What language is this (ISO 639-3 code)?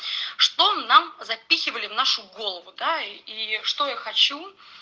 rus